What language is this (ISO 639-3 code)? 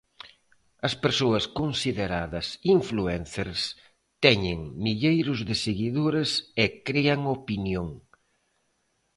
glg